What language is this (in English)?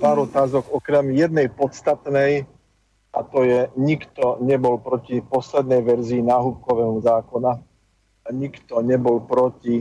Slovak